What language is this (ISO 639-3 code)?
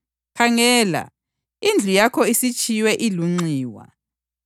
nde